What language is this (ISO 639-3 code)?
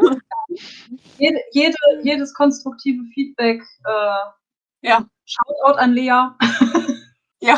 deu